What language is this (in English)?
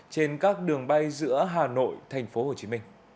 Vietnamese